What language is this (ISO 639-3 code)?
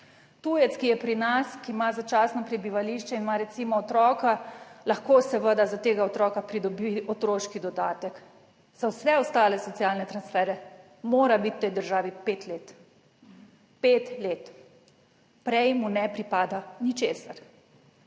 slv